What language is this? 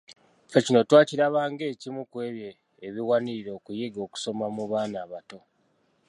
Ganda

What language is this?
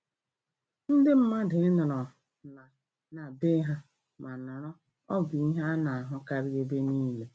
Igbo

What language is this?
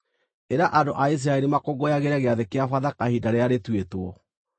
Kikuyu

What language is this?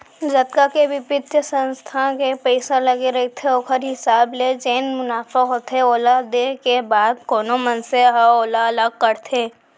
Chhattisgarhi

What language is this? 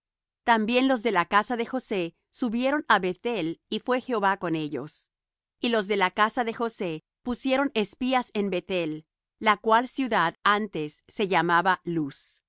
Spanish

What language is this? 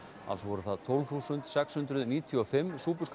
Icelandic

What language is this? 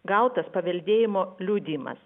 Lithuanian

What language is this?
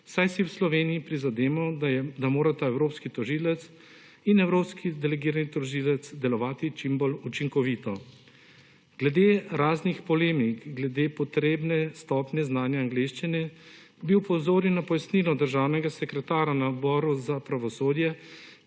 Slovenian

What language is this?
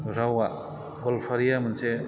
Bodo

